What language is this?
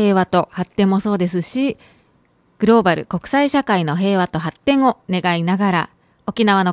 Japanese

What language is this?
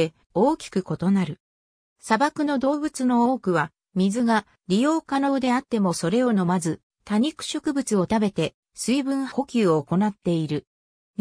Japanese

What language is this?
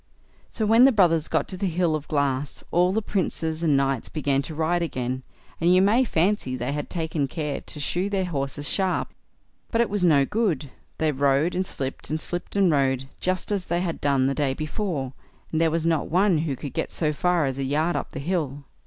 English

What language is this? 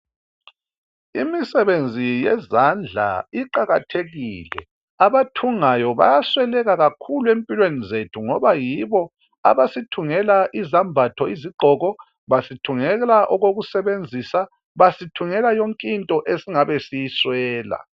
North Ndebele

